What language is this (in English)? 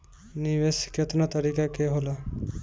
Bhojpuri